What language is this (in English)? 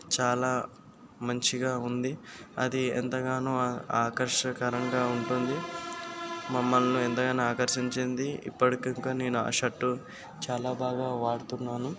Telugu